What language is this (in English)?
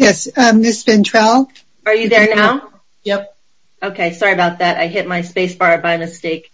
English